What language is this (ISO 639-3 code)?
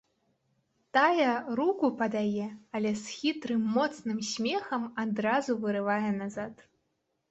bel